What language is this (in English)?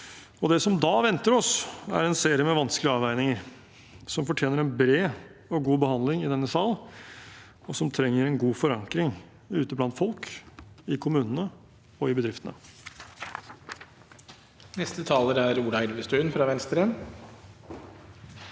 Norwegian